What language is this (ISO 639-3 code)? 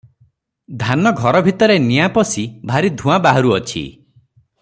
ori